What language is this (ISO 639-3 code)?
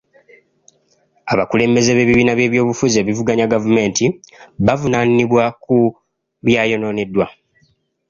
lug